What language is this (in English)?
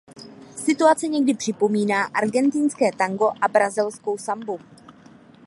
Czech